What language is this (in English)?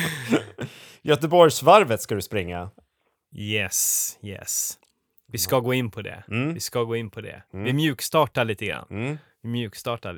Swedish